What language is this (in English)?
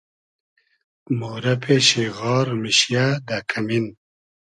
Hazaragi